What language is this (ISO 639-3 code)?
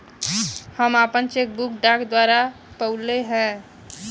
bho